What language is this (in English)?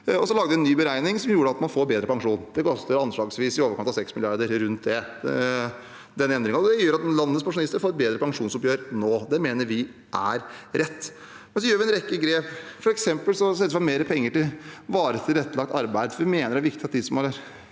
Norwegian